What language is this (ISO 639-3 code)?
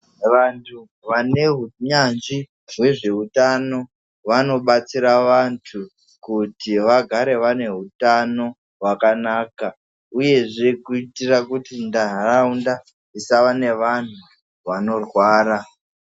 ndc